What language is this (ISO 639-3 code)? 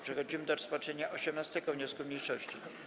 pol